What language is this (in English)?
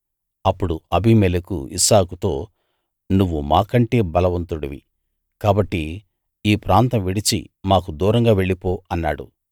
Telugu